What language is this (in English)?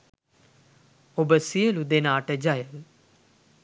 Sinhala